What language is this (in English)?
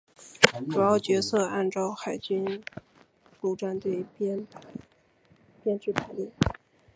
Chinese